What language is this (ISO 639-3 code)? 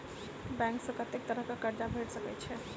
mai